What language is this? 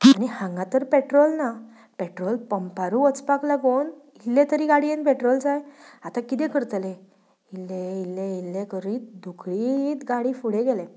Konkani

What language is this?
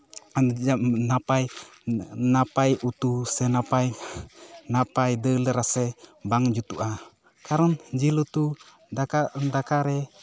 Santali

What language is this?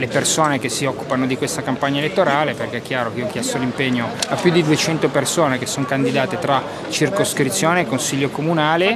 Italian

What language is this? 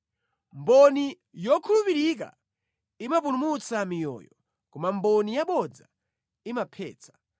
Nyanja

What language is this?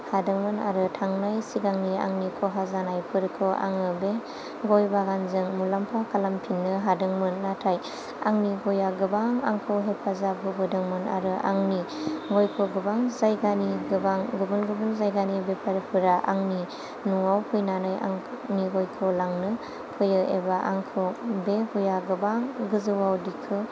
Bodo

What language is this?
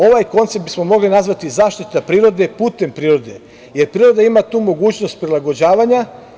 Serbian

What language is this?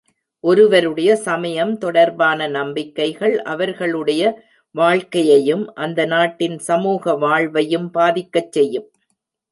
Tamil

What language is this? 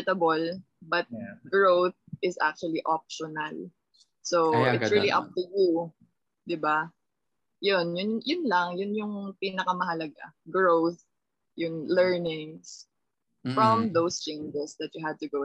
Filipino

